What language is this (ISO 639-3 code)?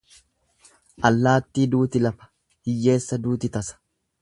orm